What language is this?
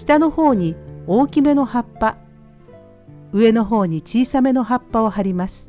Japanese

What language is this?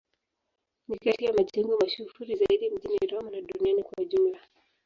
Swahili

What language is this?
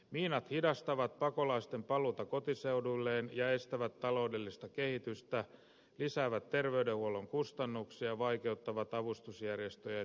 Finnish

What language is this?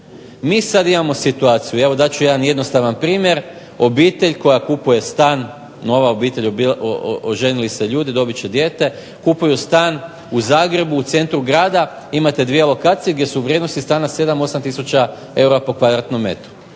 Croatian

